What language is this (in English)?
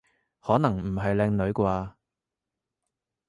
Cantonese